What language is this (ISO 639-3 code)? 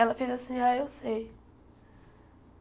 por